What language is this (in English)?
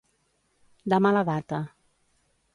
Catalan